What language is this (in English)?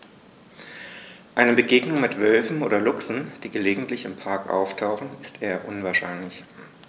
German